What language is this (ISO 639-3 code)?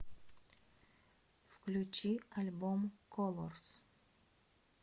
rus